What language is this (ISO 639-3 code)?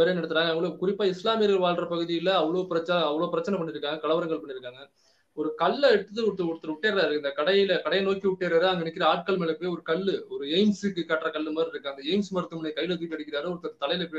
tam